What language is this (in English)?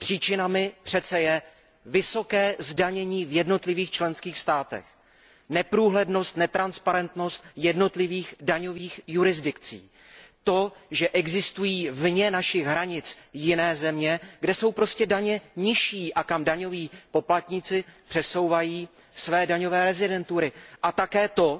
Czech